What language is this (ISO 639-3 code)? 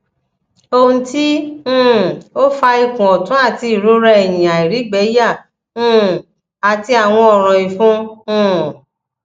yor